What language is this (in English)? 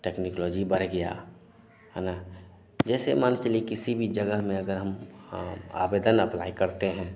Hindi